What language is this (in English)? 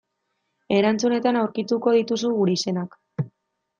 Basque